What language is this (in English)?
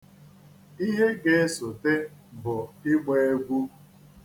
Igbo